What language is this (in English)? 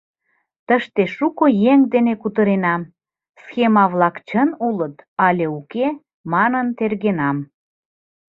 Mari